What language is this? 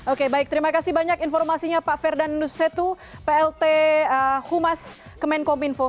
Indonesian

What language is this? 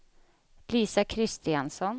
Swedish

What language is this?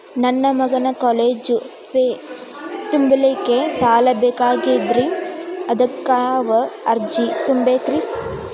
Kannada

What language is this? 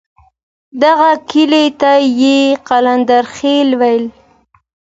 Pashto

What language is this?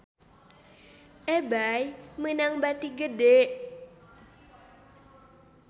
Sundanese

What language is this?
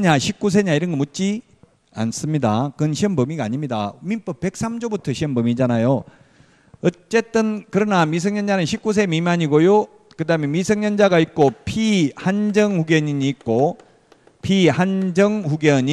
Korean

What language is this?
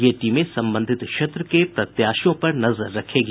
Hindi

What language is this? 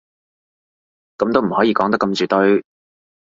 Cantonese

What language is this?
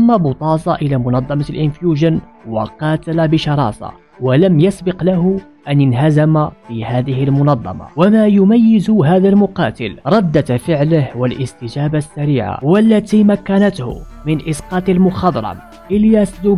Arabic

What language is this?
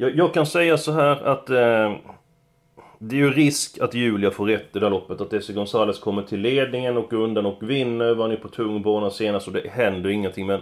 Swedish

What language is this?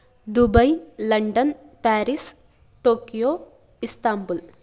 Sanskrit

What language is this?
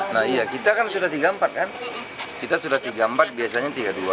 Indonesian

